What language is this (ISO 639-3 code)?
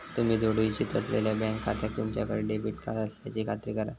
mar